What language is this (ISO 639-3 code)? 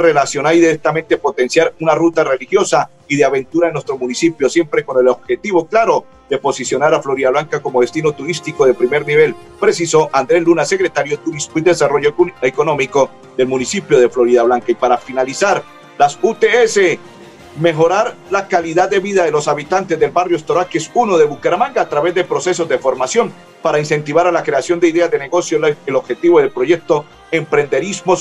spa